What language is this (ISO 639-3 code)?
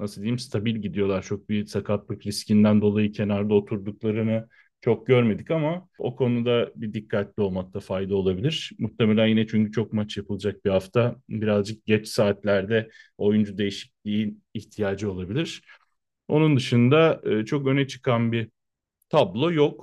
tur